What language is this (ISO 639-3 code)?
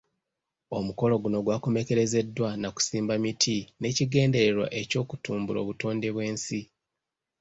lug